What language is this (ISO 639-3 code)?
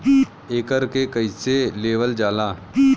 bho